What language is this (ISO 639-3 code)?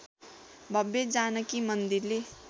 nep